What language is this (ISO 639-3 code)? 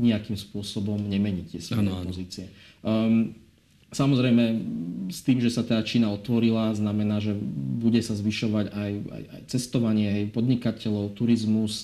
slk